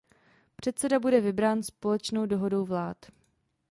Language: Czech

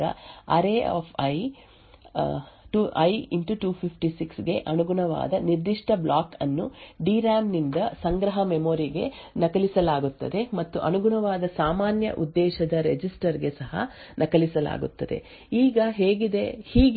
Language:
Kannada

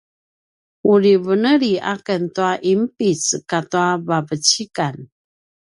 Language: Paiwan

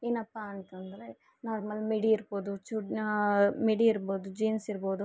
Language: Kannada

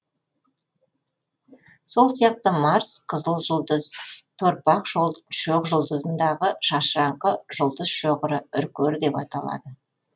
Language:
Kazakh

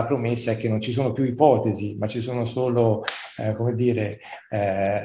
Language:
Italian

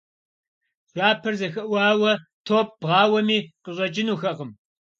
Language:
Kabardian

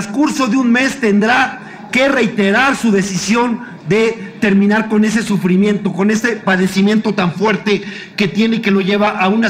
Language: Spanish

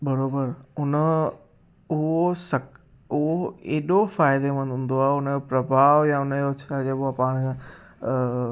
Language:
Sindhi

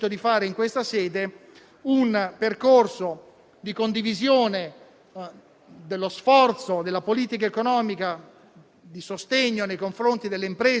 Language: Italian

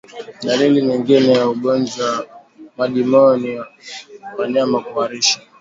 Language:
Swahili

